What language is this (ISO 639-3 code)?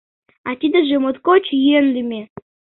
chm